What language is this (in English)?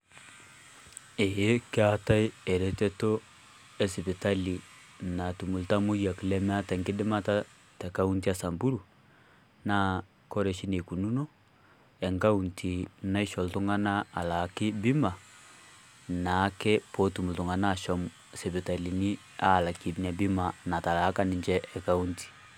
Masai